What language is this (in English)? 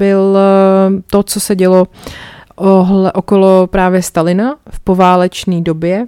Czech